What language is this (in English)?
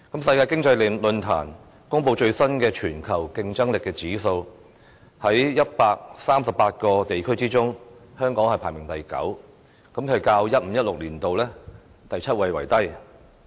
Cantonese